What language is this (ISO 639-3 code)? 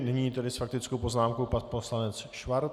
ces